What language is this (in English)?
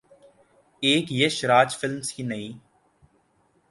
Urdu